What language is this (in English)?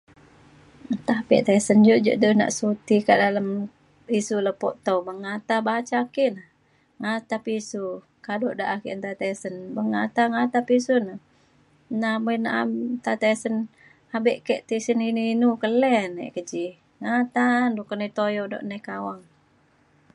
Mainstream Kenyah